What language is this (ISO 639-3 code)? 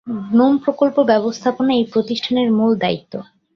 ben